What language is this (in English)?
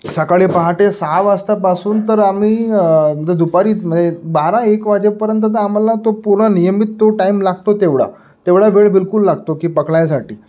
Marathi